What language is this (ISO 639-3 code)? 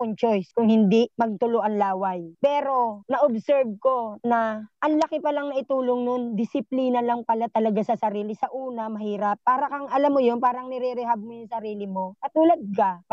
fil